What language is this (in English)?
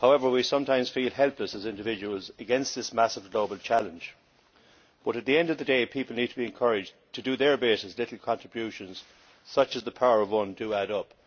English